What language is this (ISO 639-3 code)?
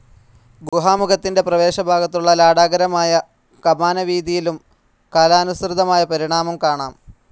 mal